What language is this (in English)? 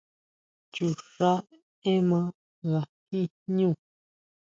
Huautla Mazatec